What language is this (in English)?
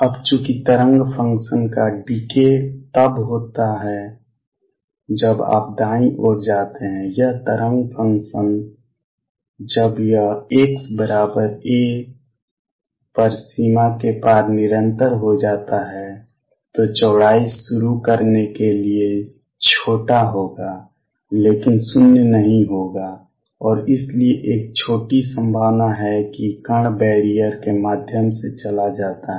Hindi